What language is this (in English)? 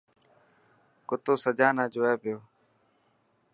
Dhatki